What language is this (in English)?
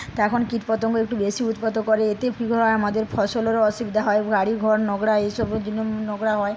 Bangla